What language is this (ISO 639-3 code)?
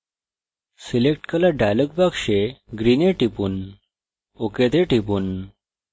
ben